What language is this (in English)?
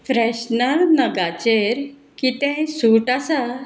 Konkani